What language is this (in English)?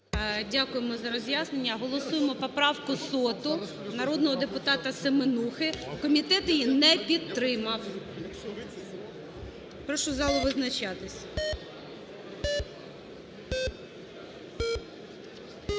Ukrainian